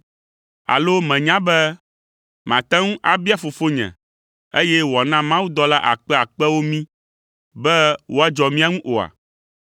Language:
Ewe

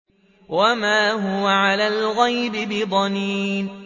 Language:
Arabic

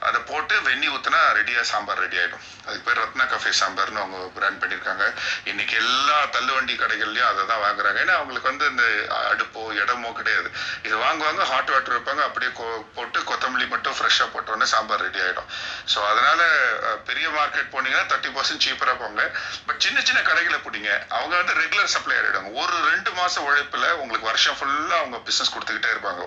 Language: Tamil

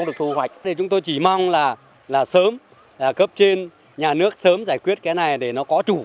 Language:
Vietnamese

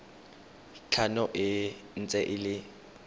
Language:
Tswana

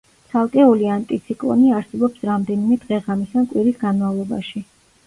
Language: Georgian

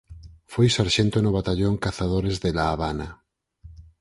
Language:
Galician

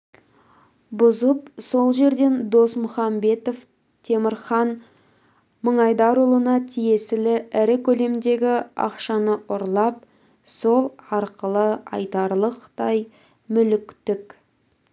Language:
Kazakh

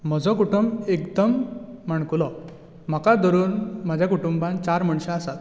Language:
Konkani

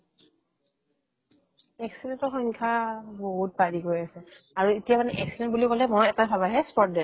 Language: Assamese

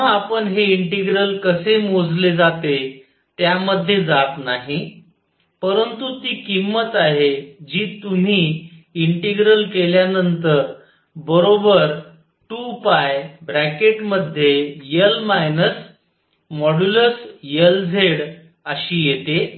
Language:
Marathi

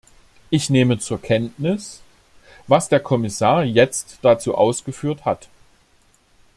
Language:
German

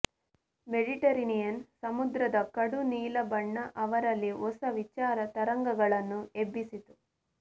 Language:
Kannada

